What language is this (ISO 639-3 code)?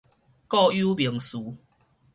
nan